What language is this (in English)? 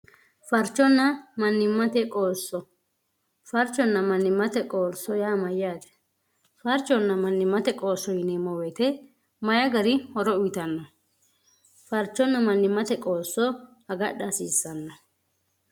Sidamo